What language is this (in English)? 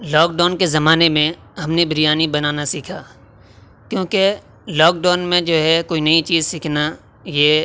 Urdu